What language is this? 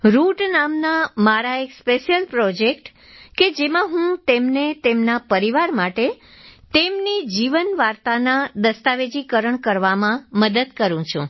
Gujarati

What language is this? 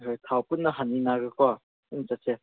Manipuri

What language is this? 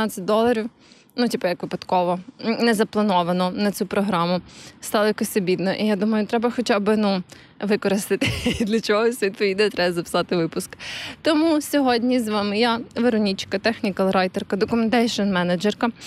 Ukrainian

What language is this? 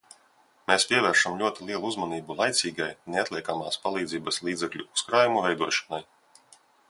Latvian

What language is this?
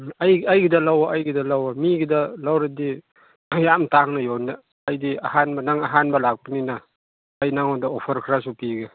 Manipuri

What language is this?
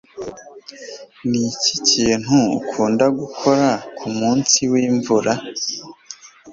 Kinyarwanda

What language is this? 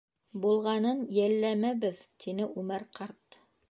Bashkir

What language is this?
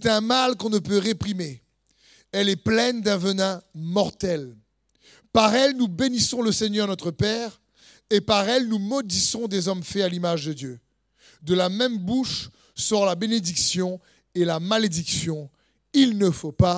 French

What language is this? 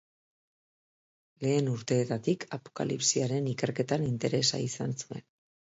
Basque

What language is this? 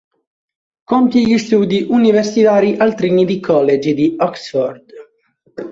Italian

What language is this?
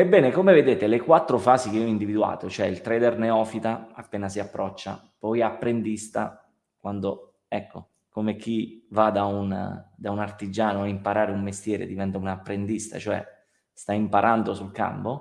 Italian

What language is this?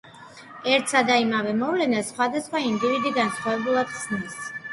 Georgian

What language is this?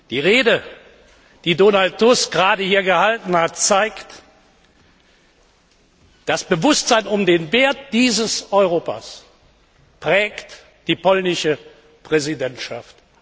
German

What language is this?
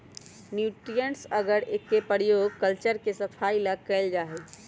Magahi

